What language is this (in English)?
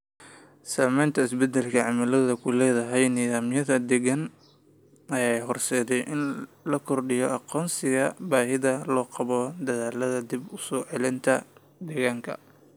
Somali